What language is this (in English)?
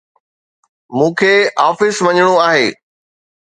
Sindhi